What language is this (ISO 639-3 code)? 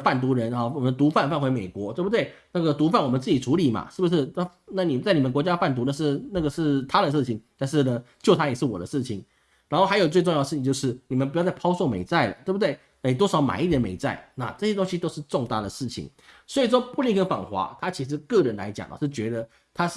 zho